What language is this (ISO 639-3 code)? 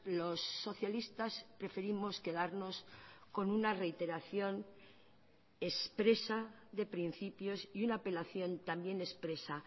spa